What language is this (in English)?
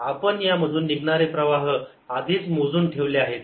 Marathi